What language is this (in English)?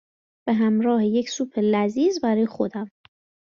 Persian